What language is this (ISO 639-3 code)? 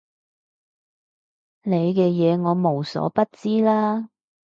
yue